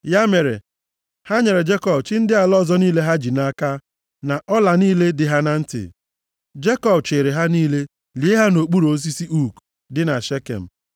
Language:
Igbo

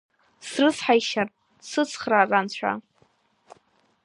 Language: Abkhazian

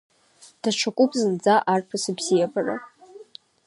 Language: Abkhazian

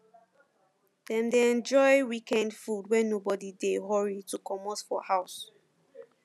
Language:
Nigerian Pidgin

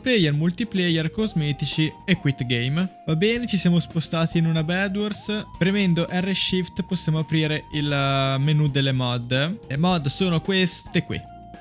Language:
Italian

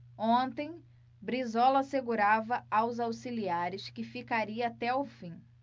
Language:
Portuguese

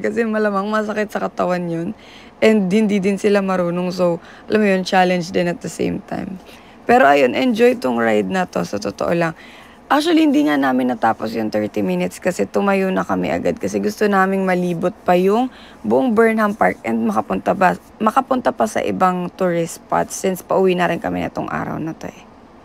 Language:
Filipino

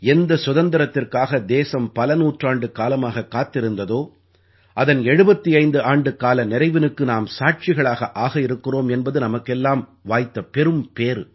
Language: Tamil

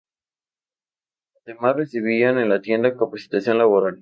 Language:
Spanish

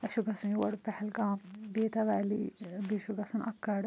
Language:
Kashmiri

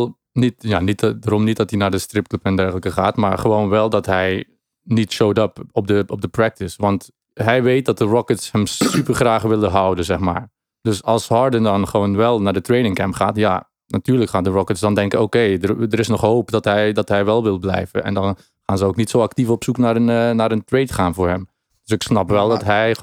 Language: Dutch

